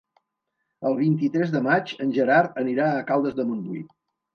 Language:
Catalan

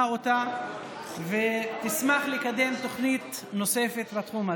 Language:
Hebrew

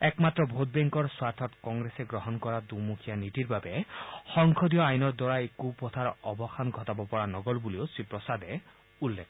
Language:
Assamese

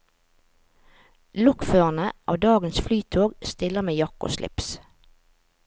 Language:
Norwegian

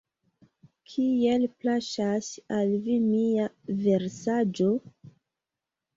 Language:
Esperanto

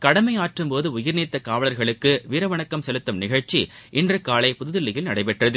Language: Tamil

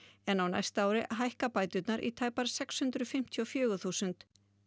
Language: Icelandic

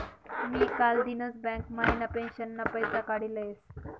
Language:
Marathi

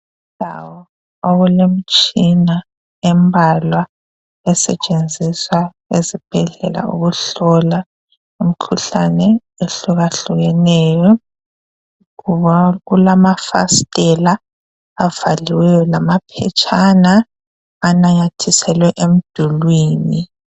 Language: North Ndebele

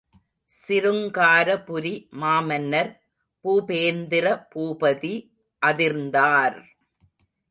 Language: Tamil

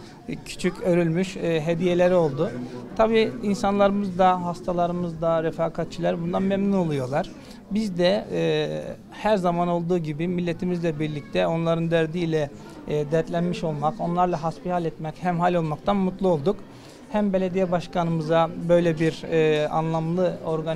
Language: Turkish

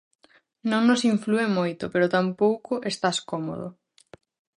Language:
Galician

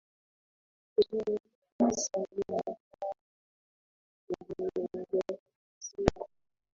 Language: Swahili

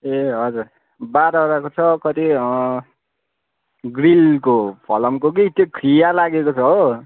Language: Nepali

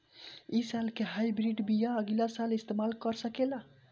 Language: Bhojpuri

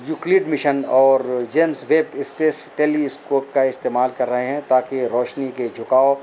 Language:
Urdu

